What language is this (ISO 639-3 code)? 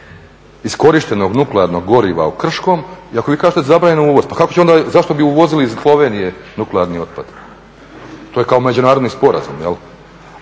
hrv